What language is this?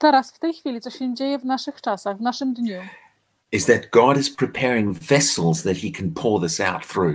Polish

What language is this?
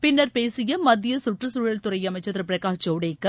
Tamil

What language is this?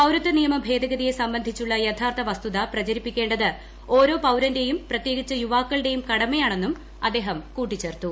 Malayalam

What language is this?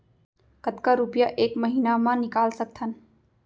Chhattisgarhi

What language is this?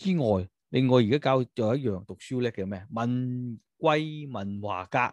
Chinese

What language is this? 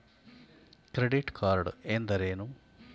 Kannada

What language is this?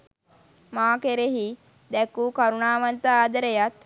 Sinhala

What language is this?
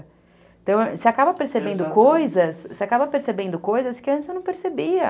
Portuguese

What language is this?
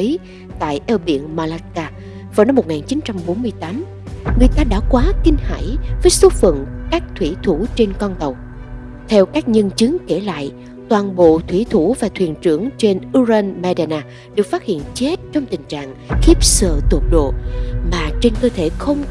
Vietnamese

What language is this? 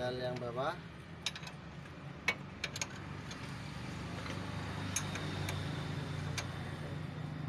Indonesian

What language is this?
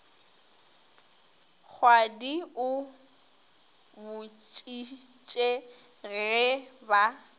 Northern Sotho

